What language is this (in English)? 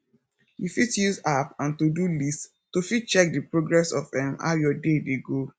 Nigerian Pidgin